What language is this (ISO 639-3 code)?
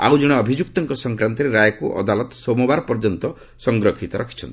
ori